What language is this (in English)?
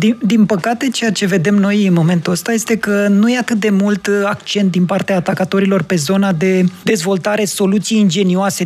Romanian